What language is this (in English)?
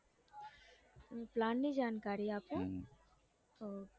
Gujarati